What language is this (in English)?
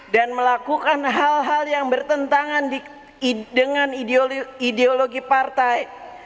Indonesian